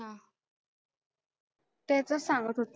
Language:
Marathi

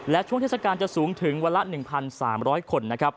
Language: Thai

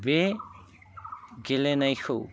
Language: Bodo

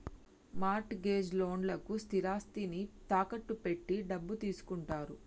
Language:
Telugu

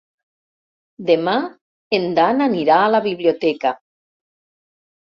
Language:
Catalan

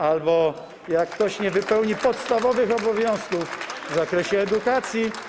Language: Polish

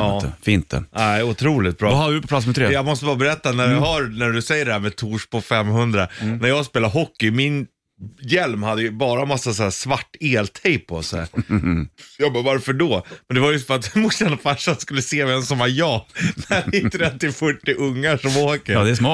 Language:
Swedish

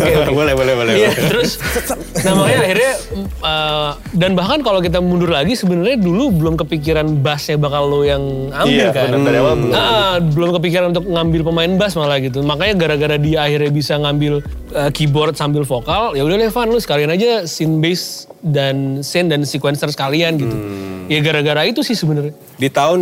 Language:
Indonesian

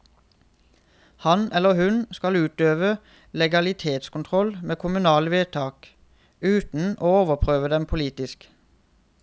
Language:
Norwegian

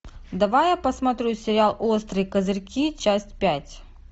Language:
Russian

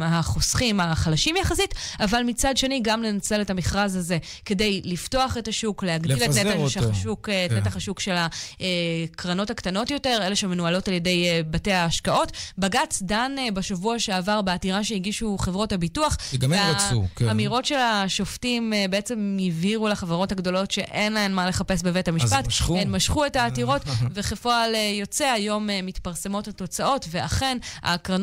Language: Hebrew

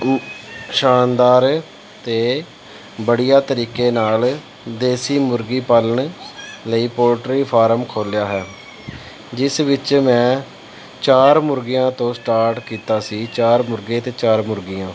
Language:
Punjabi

